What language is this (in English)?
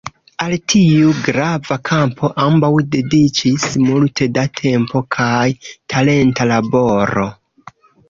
Esperanto